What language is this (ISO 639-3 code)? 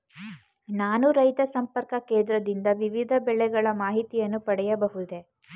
kan